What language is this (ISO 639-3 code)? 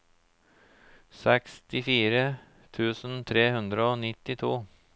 nor